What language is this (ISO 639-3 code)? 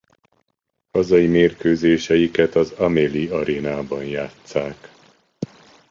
hun